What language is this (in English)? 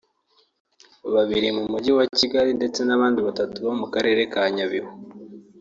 Kinyarwanda